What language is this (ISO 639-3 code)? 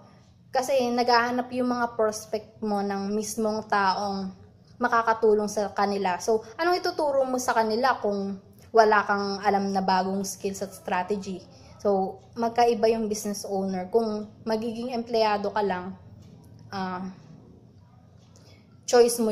fil